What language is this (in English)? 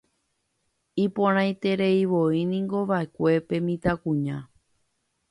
Guarani